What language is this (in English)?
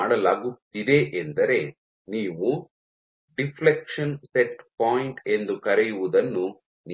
Kannada